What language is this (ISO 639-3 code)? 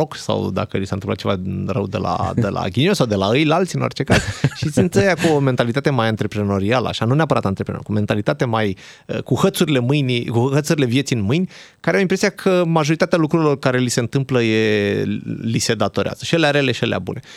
ron